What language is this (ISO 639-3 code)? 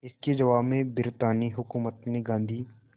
hin